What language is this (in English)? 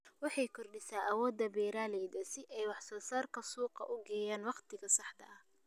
Somali